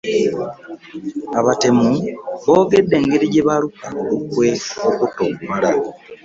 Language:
Ganda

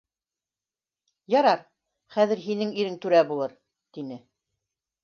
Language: Bashkir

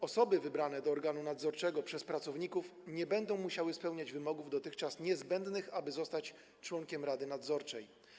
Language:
Polish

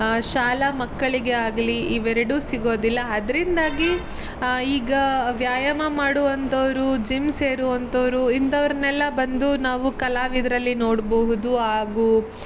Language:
Kannada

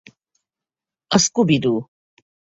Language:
Hungarian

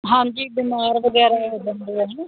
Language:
Punjabi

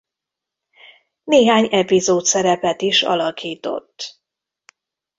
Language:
Hungarian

